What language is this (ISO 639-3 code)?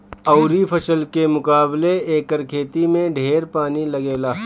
bho